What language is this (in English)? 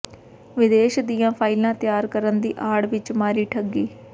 Punjabi